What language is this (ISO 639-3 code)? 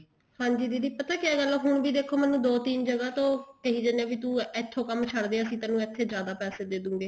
pan